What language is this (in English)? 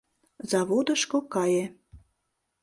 Mari